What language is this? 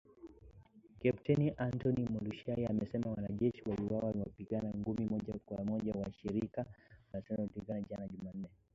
Swahili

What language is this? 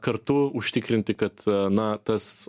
Lithuanian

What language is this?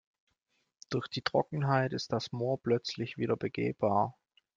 German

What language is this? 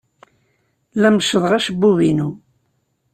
Kabyle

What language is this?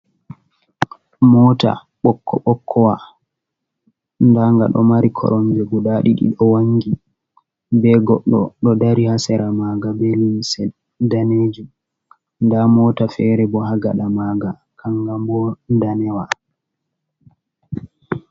Fula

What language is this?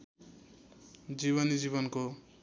Nepali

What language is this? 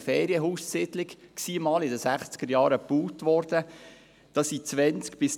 Swiss German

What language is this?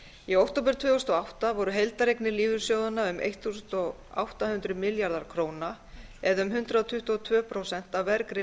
Icelandic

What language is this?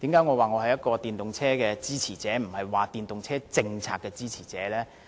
Cantonese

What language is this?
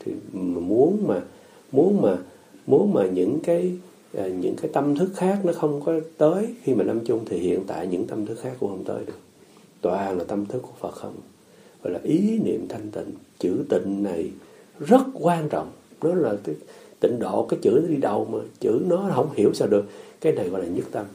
Vietnamese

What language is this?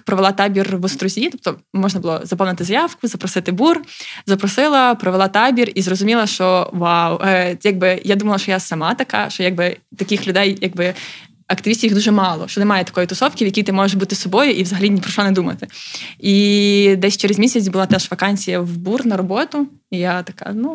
Ukrainian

